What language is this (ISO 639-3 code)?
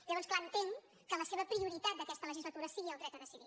cat